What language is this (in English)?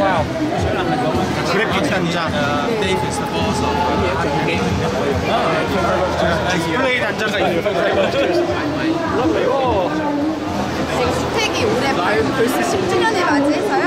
Korean